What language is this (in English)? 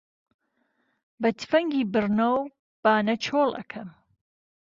Central Kurdish